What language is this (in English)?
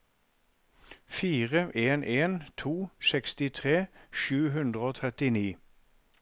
Norwegian